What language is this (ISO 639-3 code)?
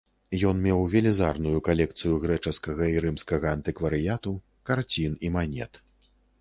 bel